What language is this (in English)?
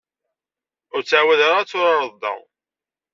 Kabyle